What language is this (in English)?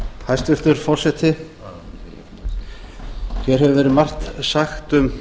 Icelandic